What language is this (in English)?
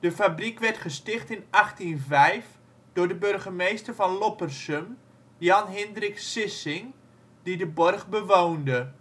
Dutch